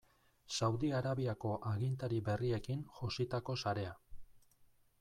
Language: Basque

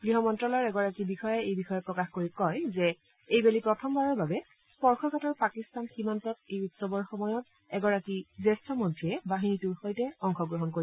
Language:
Assamese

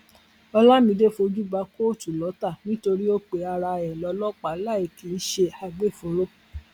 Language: Yoruba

